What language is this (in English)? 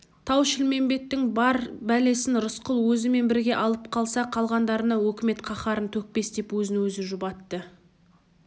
Kazakh